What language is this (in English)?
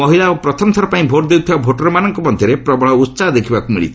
Odia